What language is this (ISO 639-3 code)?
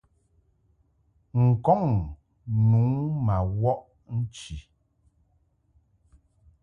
mhk